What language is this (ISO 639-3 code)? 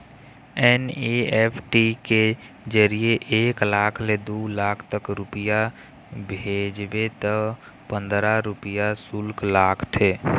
hne